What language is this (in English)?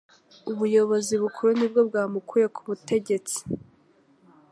Kinyarwanda